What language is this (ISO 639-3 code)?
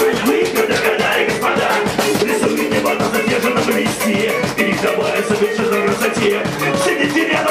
rus